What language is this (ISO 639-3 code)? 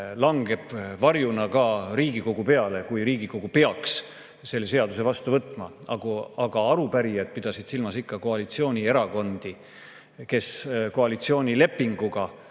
est